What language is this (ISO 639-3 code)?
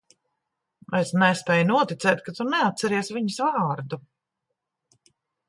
lav